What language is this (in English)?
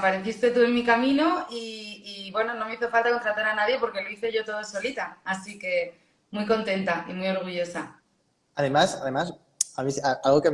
Spanish